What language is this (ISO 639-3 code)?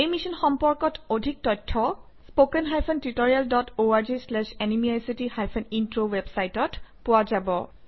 asm